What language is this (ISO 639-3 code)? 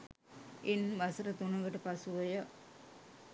sin